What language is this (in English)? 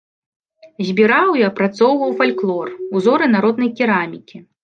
Belarusian